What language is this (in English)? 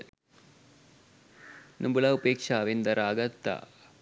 Sinhala